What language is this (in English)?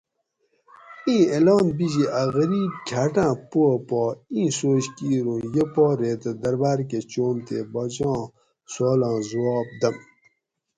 Gawri